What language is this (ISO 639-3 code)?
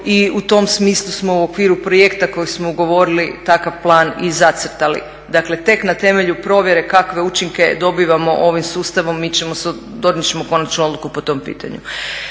hrv